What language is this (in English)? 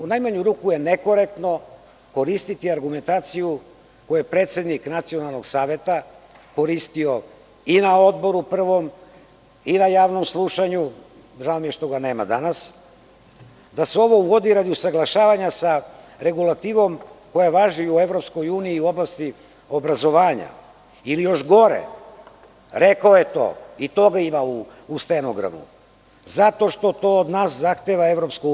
Serbian